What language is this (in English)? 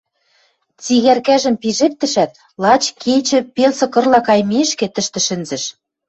Western Mari